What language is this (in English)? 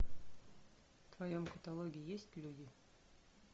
Russian